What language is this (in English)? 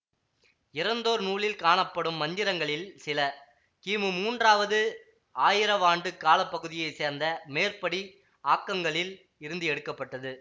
Tamil